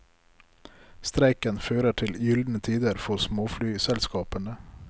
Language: Norwegian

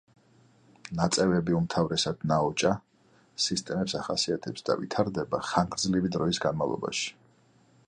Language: Georgian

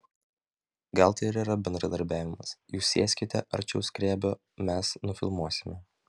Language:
Lithuanian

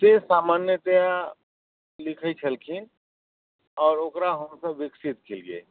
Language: Maithili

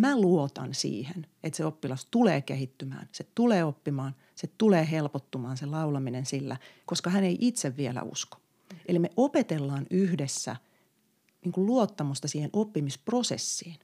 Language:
Finnish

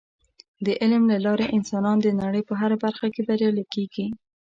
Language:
Pashto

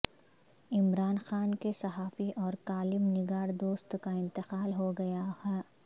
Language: Urdu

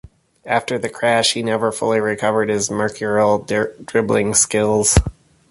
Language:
English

